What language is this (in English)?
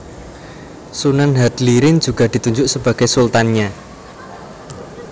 Javanese